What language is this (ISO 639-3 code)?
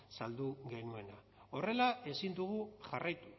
eus